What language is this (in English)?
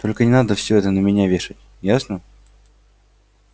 Russian